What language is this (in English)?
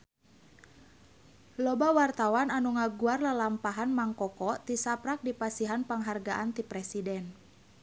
Sundanese